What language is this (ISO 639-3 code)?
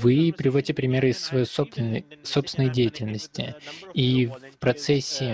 rus